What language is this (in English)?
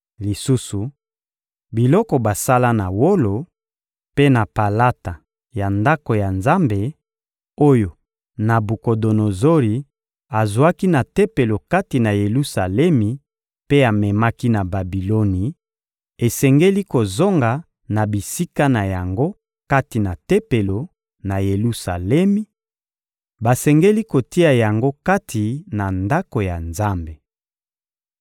Lingala